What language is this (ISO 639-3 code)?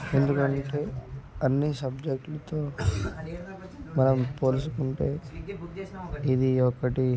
tel